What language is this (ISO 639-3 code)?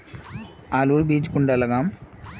mag